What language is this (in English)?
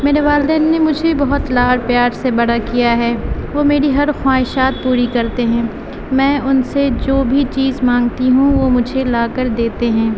Urdu